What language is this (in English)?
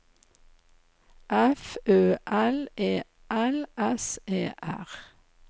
Norwegian